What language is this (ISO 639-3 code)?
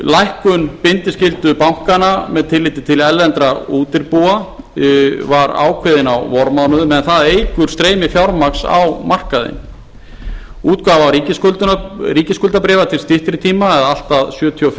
isl